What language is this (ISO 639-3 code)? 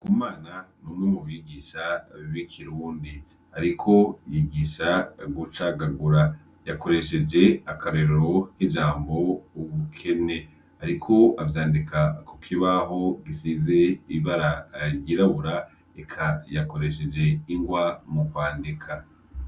run